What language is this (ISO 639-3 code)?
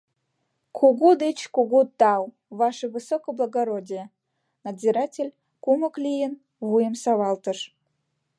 chm